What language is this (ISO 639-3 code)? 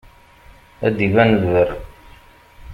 kab